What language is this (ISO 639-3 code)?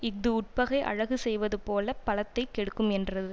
tam